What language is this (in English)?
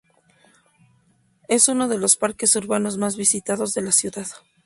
Spanish